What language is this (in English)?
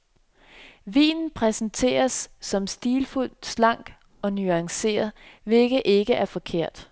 Danish